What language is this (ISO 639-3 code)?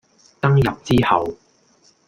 yue